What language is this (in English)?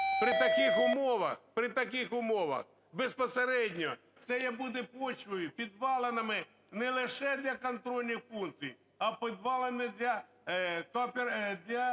Ukrainian